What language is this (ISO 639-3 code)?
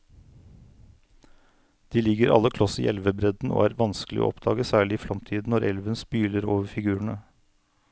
nor